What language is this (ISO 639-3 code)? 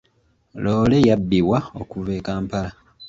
lug